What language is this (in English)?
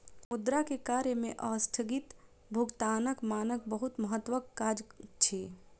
Maithili